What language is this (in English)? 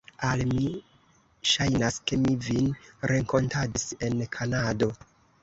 Esperanto